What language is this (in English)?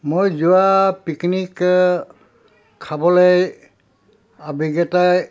Assamese